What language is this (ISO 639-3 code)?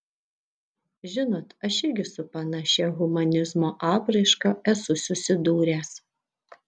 lit